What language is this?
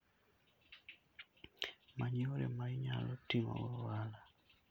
Luo (Kenya and Tanzania)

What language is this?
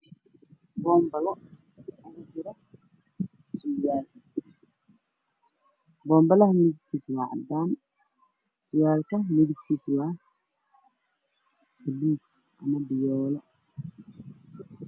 Somali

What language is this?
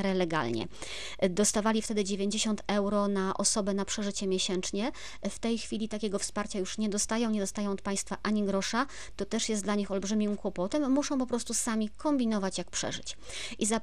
Polish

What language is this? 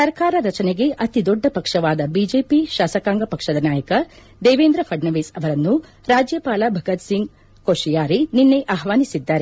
Kannada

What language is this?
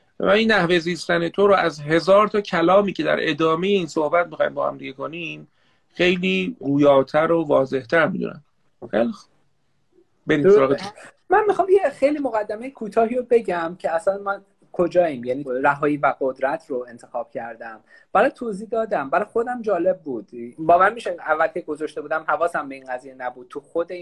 Persian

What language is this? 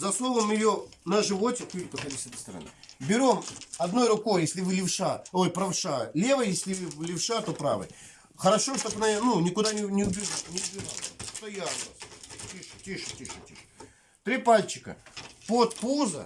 Russian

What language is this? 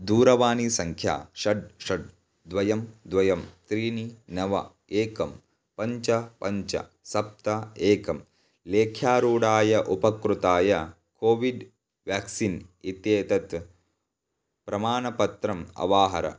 Sanskrit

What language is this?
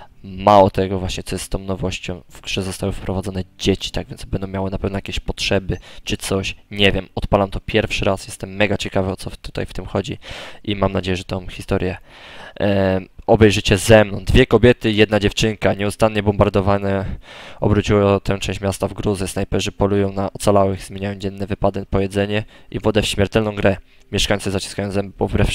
Polish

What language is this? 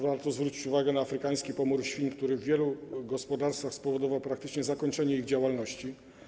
Polish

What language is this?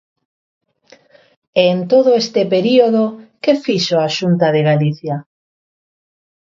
Galician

